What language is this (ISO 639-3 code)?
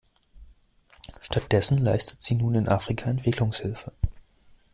deu